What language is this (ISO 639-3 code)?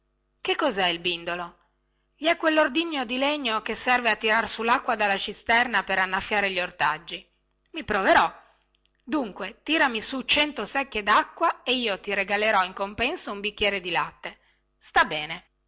ita